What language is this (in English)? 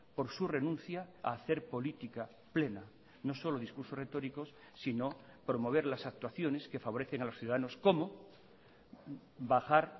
Spanish